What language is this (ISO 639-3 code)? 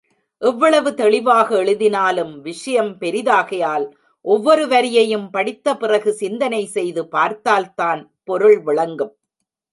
tam